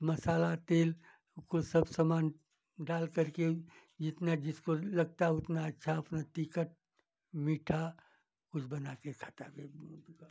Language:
Hindi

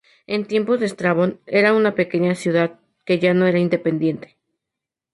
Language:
Spanish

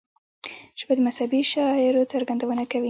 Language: Pashto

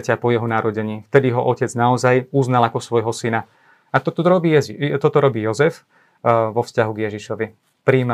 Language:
Slovak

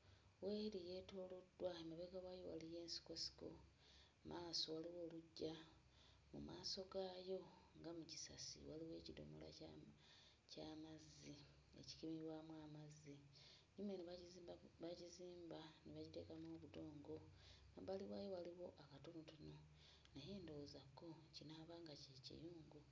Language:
Ganda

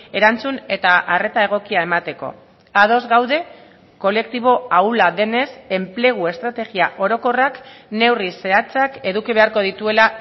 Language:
Basque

